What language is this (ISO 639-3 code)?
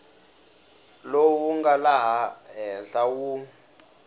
tso